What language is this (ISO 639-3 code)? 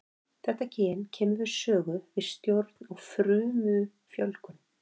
isl